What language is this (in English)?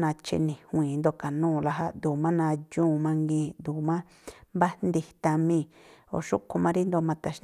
Tlacoapa Me'phaa